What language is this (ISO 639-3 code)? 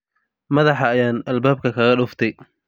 som